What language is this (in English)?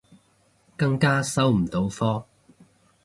Cantonese